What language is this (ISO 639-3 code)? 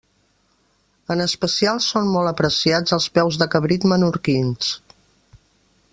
cat